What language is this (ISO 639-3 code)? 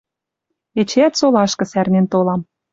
mrj